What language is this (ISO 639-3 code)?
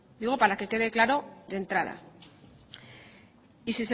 spa